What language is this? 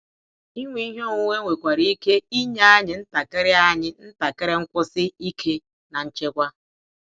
Igbo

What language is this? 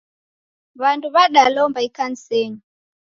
Taita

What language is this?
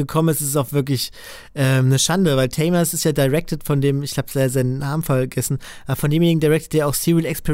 German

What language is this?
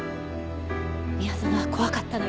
Japanese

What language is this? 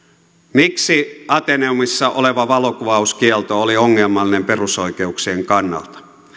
Finnish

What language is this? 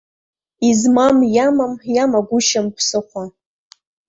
Abkhazian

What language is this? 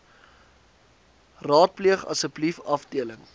Afrikaans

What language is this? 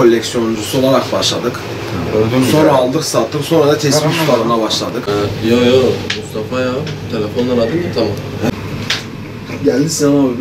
Turkish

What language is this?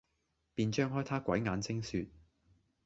Cantonese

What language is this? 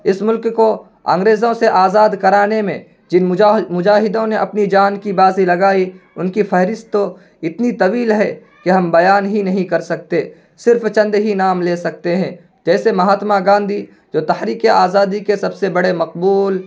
Urdu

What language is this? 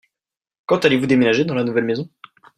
French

